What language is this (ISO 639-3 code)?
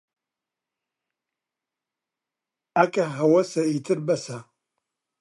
ckb